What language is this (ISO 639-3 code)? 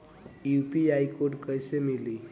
bho